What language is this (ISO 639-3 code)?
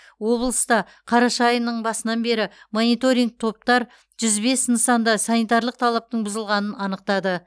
kaz